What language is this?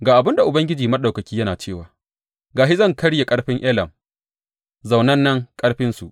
Hausa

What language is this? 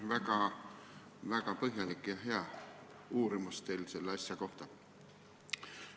Estonian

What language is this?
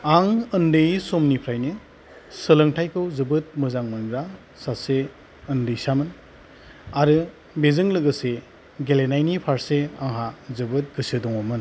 Bodo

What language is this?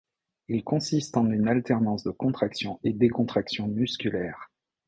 French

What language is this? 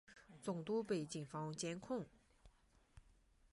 Chinese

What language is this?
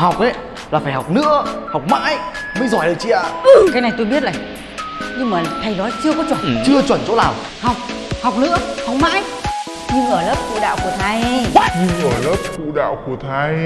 Vietnamese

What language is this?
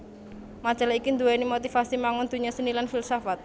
Javanese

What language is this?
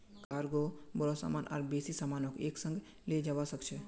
Magahi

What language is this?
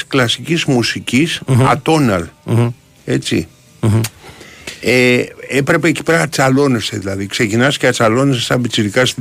Greek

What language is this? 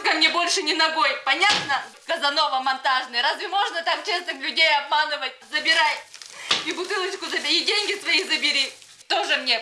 Russian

